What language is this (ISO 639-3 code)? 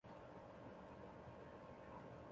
zho